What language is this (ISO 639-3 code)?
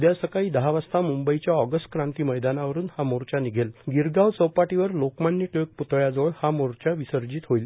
mar